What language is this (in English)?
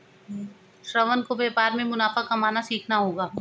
Hindi